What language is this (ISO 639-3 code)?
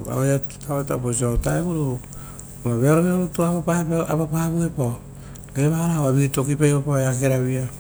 roo